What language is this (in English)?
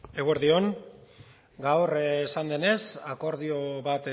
Basque